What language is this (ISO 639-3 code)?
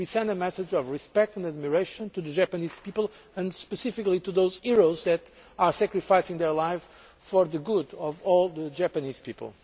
eng